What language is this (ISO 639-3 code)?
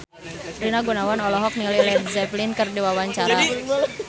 sun